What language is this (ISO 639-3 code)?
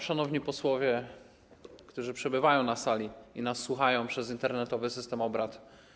pol